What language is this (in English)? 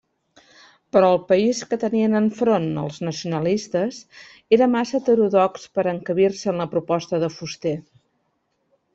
Catalan